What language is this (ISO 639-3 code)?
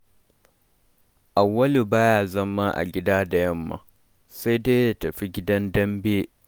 hau